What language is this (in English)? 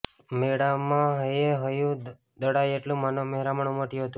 Gujarati